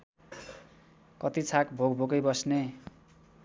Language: Nepali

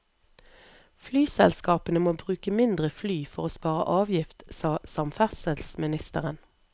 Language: Norwegian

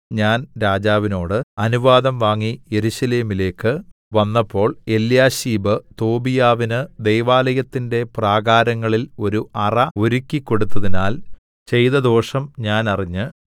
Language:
Malayalam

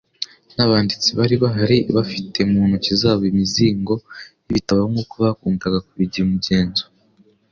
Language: Kinyarwanda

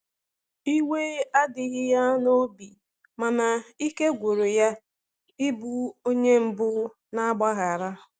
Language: Igbo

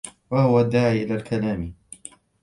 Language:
Arabic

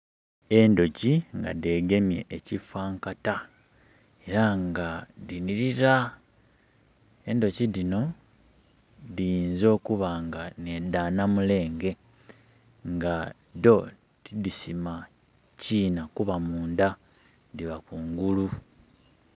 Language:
Soga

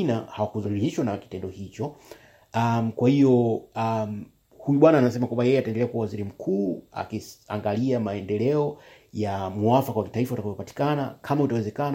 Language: Swahili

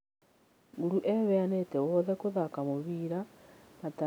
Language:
Kikuyu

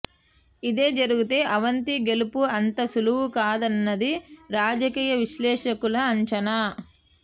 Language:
Telugu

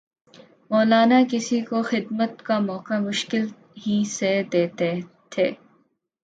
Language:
Urdu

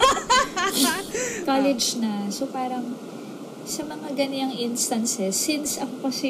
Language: Filipino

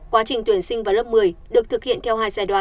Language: Vietnamese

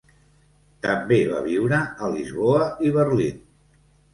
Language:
Catalan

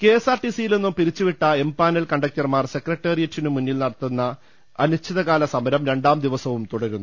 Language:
Malayalam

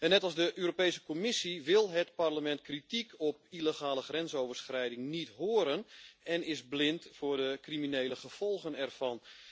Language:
Dutch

